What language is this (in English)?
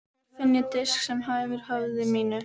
Icelandic